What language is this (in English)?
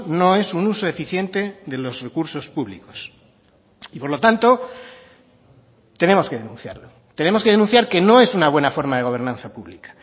Spanish